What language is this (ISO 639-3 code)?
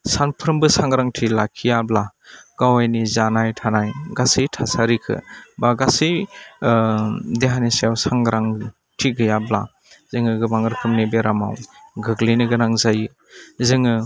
brx